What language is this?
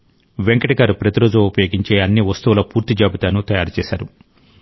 Telugu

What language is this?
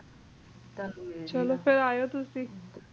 Punjabi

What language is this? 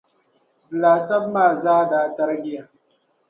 Dagbani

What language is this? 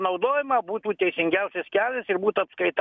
Lithuanian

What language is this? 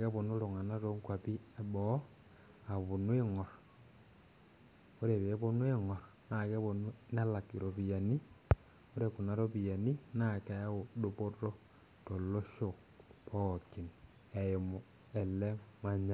Masai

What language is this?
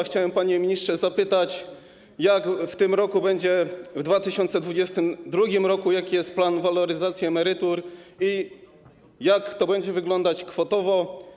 Polish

